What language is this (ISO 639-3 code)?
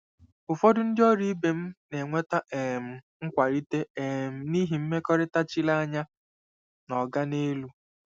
ibo